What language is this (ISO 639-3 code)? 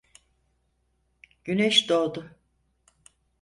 tur